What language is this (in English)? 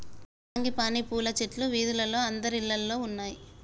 Telugu